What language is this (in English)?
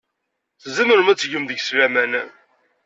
Kabyle